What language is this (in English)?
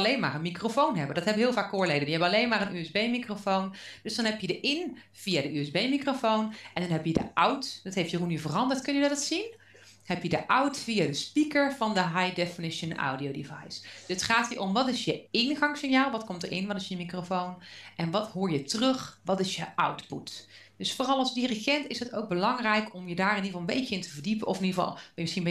Dutch